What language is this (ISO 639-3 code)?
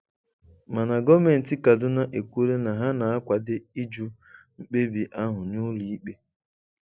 ibo